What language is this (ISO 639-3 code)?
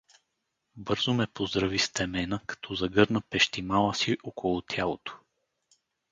bul